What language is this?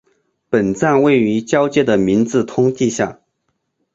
Chinese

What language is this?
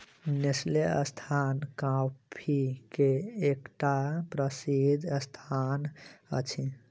Maithili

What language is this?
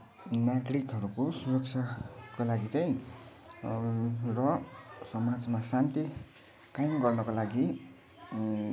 Nepali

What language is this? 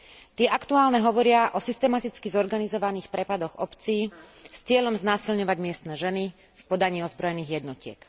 Slovak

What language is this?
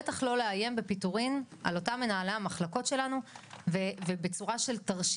Hebrew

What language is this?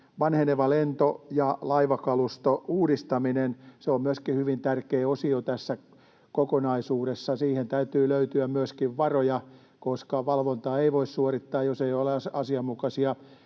Finnish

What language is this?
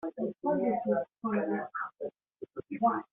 Kabyle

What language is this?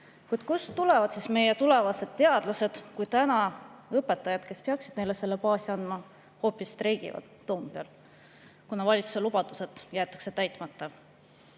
Estonian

